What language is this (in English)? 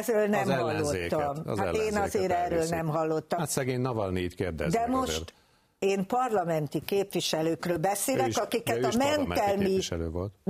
Hungarian